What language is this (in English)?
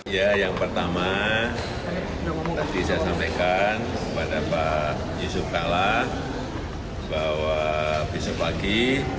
Indonesian